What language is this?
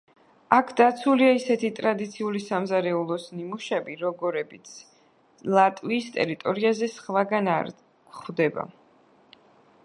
Georgian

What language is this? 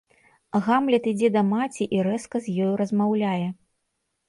Belarusian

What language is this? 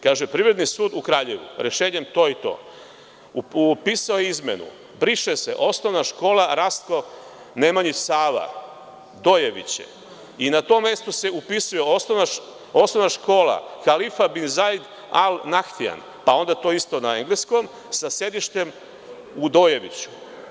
Serbian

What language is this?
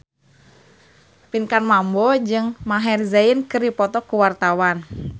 Sundanese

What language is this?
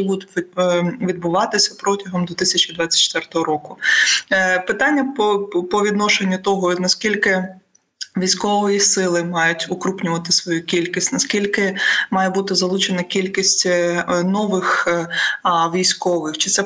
Ukrainian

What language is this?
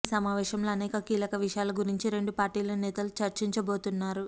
Telugu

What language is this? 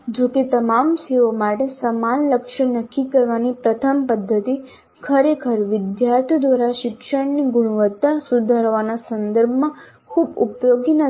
Gujarati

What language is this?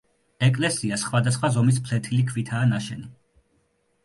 Georgian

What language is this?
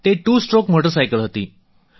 Gujarati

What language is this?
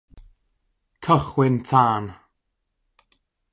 Welsh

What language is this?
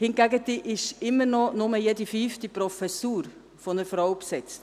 Swiss German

